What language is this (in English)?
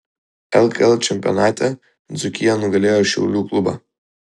Lithuanian